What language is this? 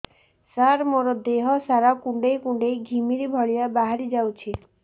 Odia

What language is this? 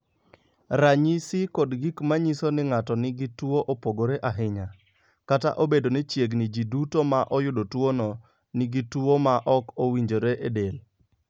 Luo (Kenya and Tanzania)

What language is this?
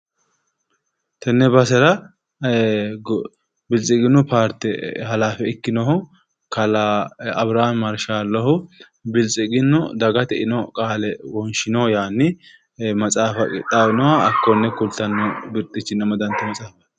Sidamo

